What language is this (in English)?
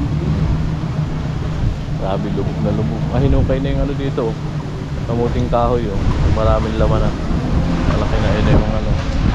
Filipino